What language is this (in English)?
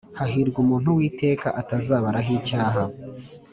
Kinyarwanda